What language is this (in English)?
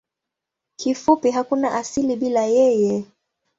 Swahili